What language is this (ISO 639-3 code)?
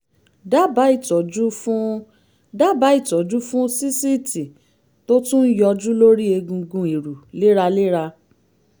yor